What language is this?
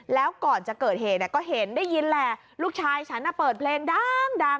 Thai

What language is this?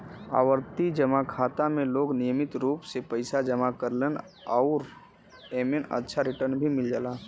Bhojpuri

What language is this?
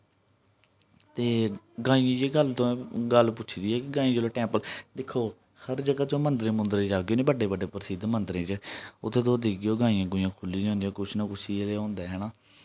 Dogri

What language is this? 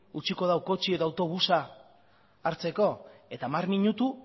Basque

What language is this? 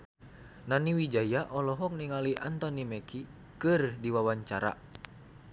Sundanese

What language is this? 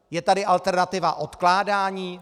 Czech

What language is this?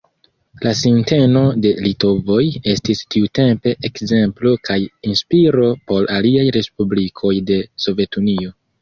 Esperanto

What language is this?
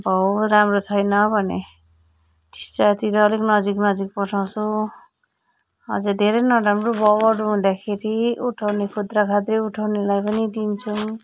Nepali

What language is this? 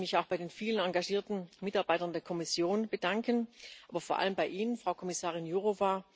German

